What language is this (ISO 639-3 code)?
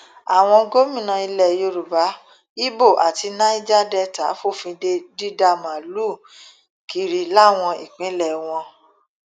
yor